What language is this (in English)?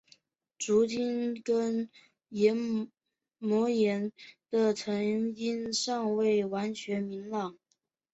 Chinese